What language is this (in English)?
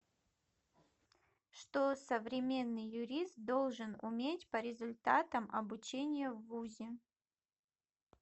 Russian